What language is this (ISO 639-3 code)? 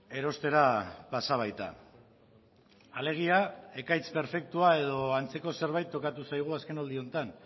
eus